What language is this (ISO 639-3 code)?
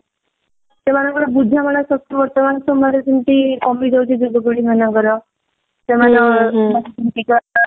ori